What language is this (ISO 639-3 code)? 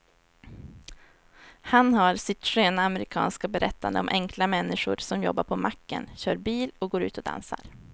swe